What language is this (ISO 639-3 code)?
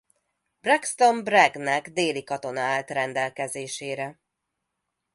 hun